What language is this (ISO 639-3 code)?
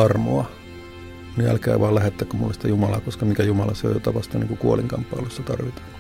fin